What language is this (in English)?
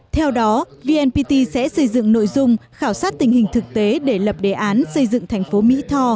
Vietnamese